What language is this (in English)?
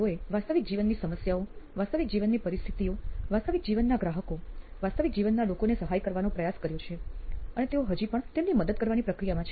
Gujarati